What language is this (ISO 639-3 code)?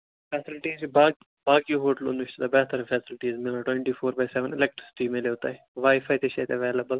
kas